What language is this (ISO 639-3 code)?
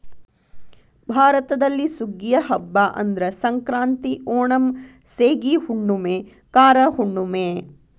kan